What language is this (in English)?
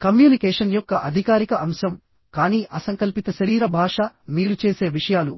Telugu